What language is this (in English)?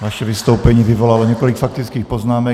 Czech